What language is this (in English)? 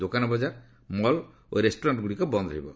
Odia